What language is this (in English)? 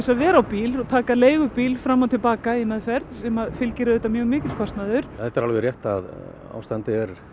Icelandic